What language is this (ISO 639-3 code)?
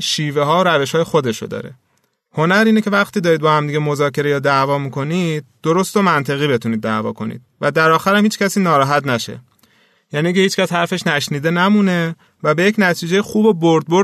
fas